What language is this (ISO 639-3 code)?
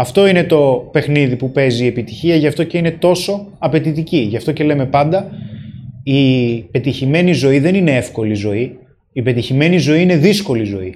ell